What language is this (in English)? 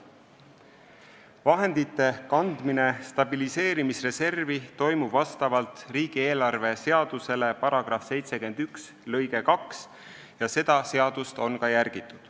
Estonian